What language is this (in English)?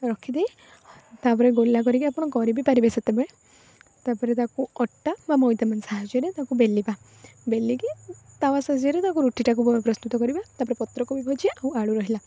Odia